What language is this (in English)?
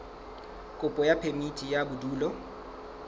Southern Sotho